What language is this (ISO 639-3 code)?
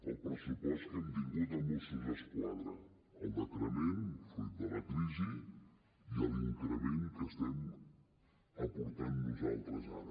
cat